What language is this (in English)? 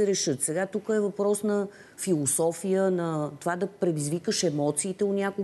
Bulgarian